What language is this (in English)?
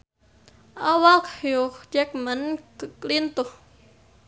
Sundanese